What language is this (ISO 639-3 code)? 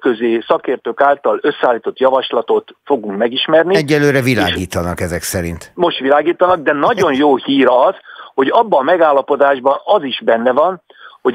hun